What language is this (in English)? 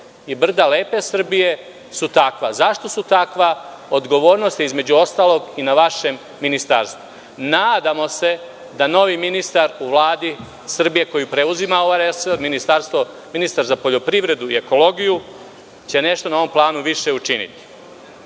Serbian